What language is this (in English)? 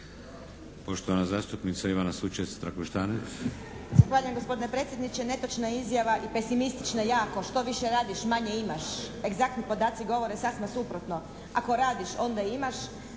Croatian